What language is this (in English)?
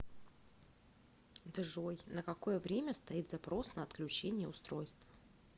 Russian